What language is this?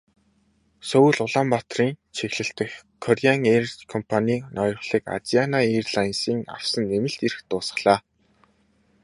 Mongolian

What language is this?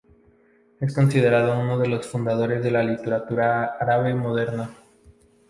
Spanish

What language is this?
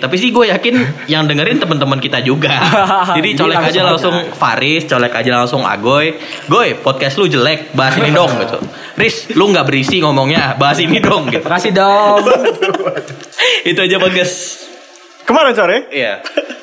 Indonesian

